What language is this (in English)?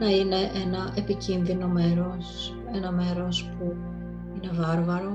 Greek